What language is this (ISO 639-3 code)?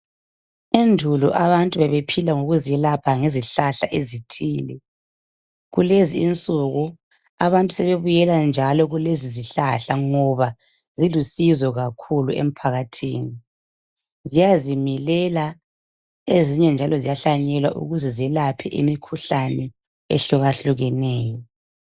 nde